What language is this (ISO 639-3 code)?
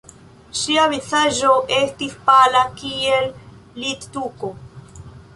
epo